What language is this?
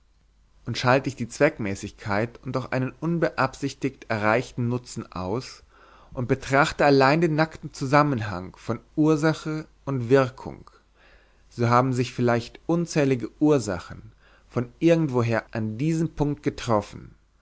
German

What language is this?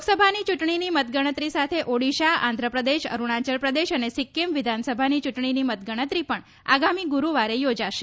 Gujarati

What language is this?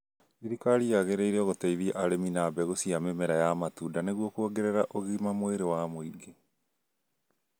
Kikuyu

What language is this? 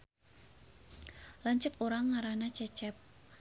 Sundanese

